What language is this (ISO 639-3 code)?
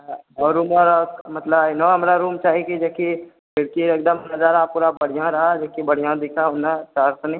mai